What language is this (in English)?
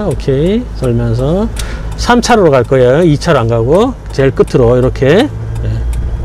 Korean